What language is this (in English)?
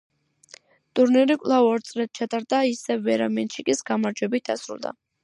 Georgian